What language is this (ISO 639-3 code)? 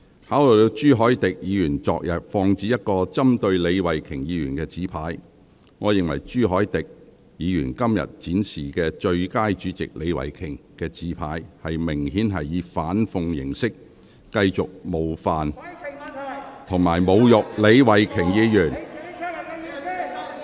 yue